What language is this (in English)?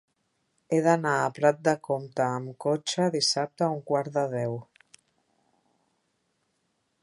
Catalan